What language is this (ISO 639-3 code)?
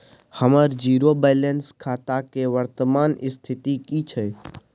mai